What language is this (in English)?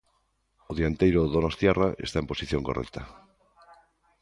Galician